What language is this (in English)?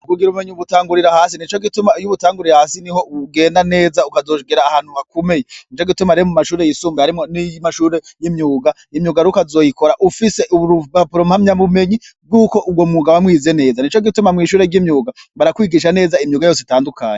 Rundi